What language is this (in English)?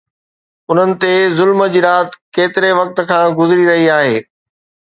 Sindhi